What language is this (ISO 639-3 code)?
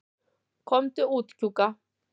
isl